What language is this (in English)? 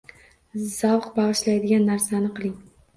Uzbek